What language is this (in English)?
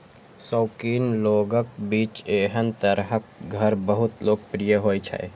Maithili